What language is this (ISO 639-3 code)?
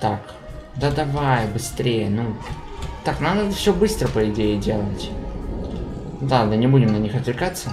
rus